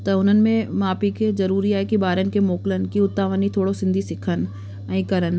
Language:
Sindhi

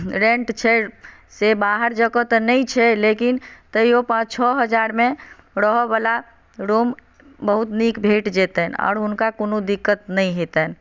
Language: Maithili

